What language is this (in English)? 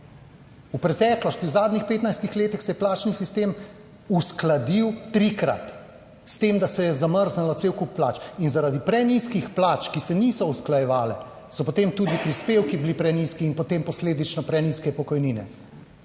Slovenian